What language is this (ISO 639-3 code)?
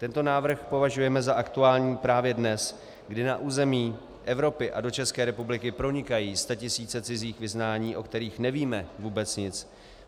ces